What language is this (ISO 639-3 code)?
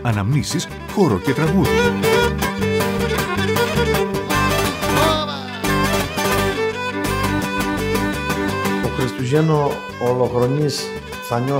ell